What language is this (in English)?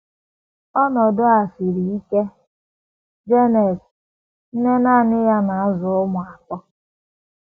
Igbo